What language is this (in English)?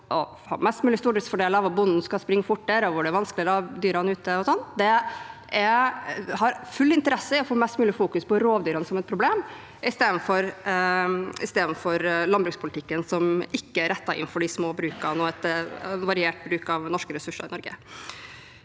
Norwegian